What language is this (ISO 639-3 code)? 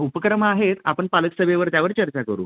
mar